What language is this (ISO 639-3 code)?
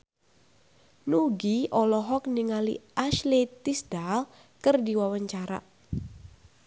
sun